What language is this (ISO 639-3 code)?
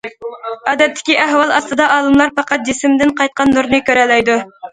uig